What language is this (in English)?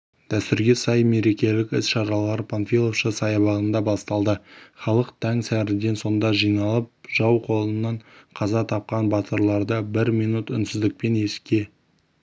Kazakh